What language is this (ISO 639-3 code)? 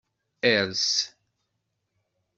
kab